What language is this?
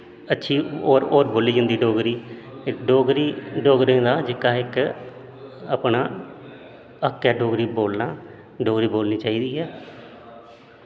Dogri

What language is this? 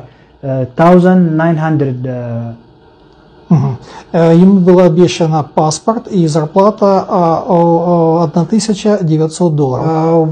Russian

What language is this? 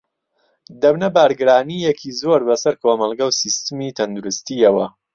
Central Kurdish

